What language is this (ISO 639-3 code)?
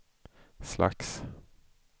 swe